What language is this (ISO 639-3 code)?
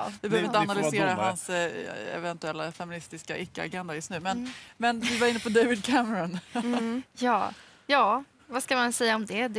swe